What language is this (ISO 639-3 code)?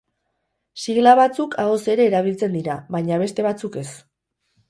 eus